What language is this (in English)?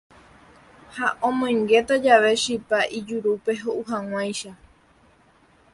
Guarani